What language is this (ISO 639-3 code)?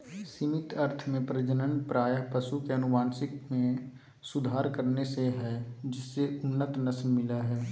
mag